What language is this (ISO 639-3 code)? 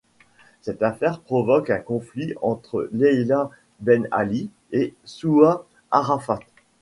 fra